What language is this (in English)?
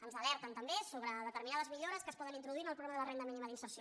Catalan